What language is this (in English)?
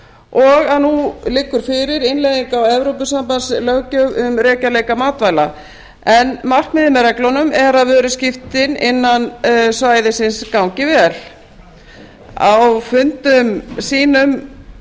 Icelandic